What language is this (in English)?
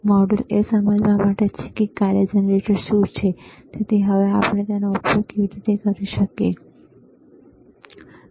Gujarati